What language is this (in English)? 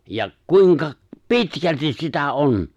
Finnish